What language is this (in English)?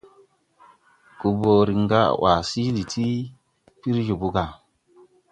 Tupuri